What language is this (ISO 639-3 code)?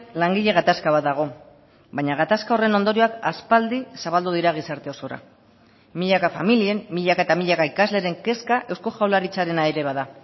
eus